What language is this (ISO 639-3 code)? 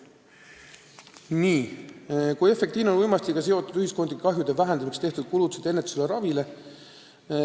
est